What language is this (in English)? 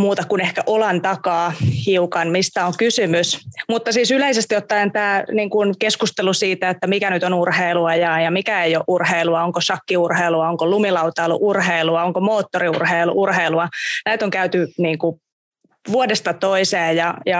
Finnish